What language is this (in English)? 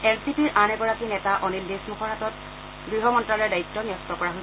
Assamese